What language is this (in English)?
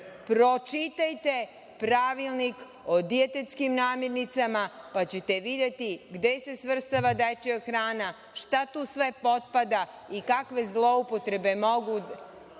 Serbian